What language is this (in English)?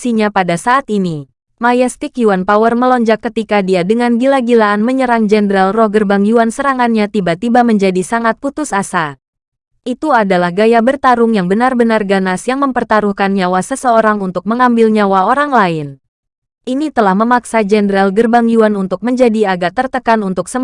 Indonesian